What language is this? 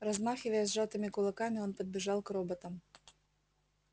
Russian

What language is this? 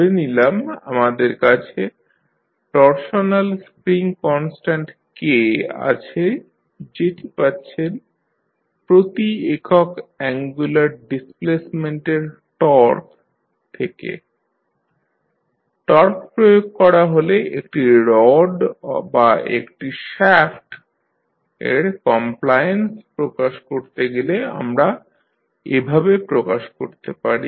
Bangla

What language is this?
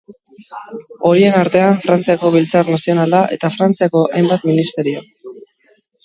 Basque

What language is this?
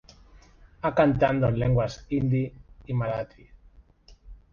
Spanish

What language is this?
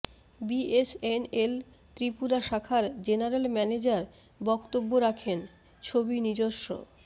Bangla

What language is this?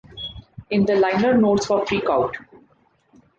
English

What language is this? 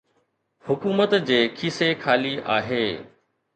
Sindhi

